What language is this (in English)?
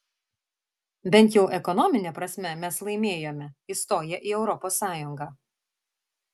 Lithuanian